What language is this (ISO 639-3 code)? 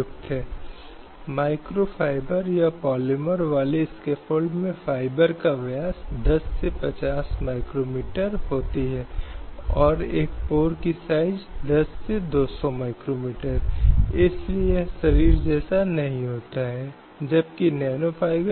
hin